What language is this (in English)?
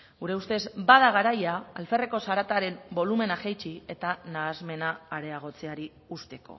Basque